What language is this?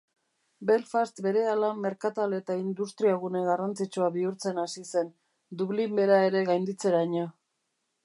Basque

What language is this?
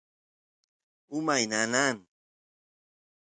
Santiago del Estero Quichua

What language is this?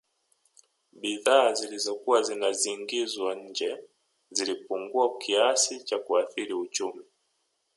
Swahili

